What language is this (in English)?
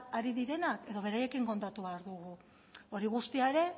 Basque